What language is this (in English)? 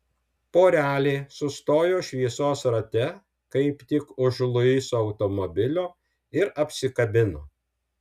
Lithuanian